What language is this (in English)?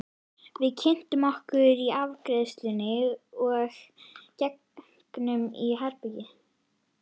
Icelandic